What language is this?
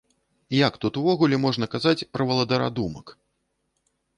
Belarusian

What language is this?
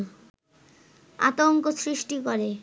Bangla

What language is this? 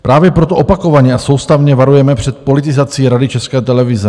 Czech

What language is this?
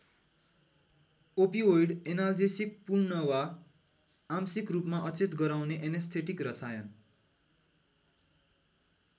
Nepali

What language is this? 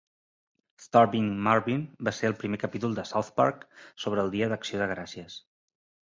Catalan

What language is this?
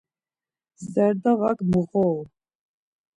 Laz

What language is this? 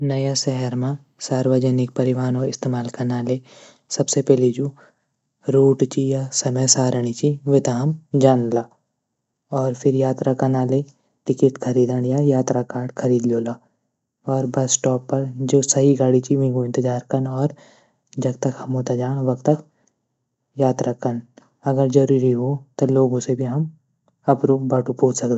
Garhwali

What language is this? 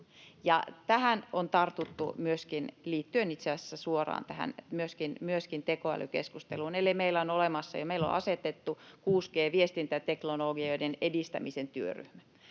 Finnish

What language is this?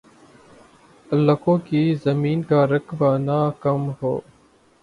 Urdu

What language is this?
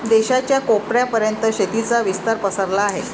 Marathi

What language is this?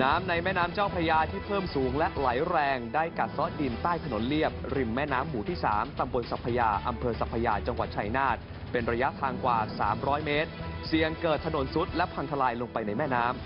Thai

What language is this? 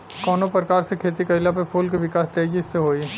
Bhojpuri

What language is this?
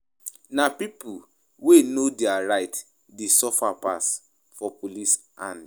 Nigerian Pidgin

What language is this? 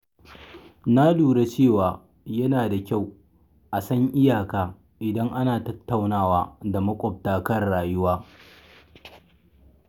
Hausa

